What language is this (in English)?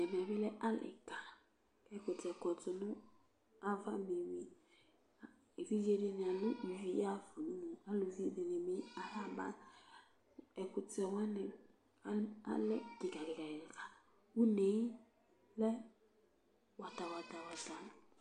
Ikposo